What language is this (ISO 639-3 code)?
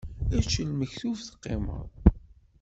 kab